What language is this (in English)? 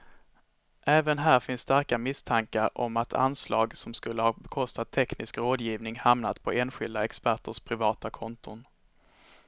Swedish